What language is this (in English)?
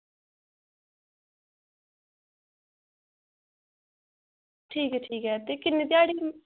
Dogri